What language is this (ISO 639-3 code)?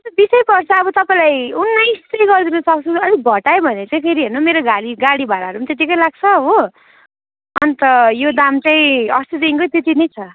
nep